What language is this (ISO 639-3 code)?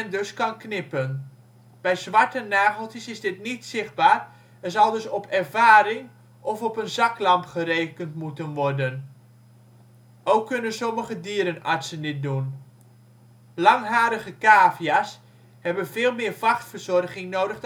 nld